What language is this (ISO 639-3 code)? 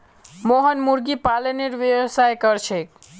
mag